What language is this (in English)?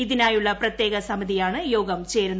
Malayalam